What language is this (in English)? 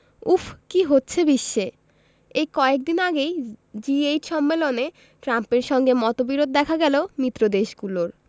Bangla